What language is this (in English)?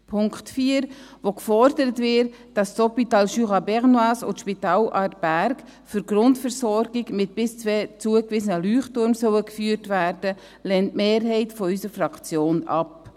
Swiss German